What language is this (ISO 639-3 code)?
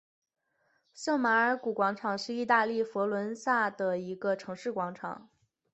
zho